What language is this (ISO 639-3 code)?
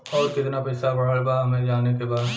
bho